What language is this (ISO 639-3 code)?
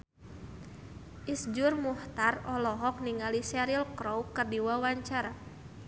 sun